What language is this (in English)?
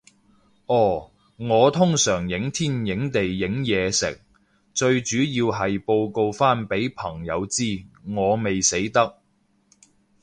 Cantonese